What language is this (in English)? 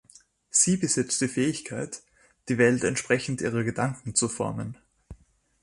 German